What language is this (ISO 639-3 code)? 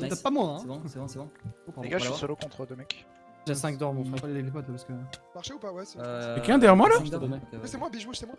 fra